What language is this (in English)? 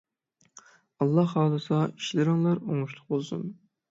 Uyghur